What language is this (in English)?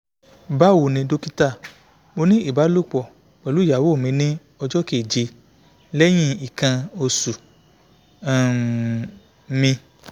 Yoruba